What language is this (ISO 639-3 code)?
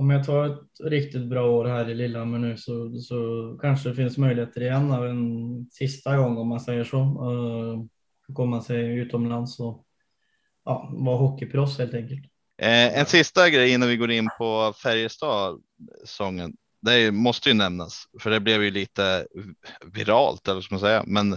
swe